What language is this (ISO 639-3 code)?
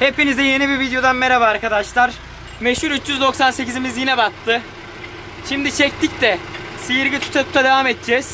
tur